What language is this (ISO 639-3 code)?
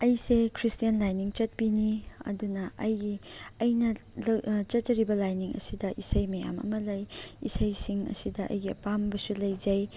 mni